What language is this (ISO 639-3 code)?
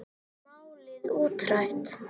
isl